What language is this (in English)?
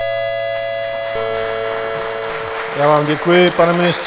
Czech